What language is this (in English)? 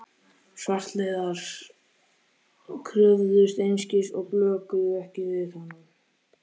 Icelandic